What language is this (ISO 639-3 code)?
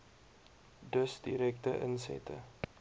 afr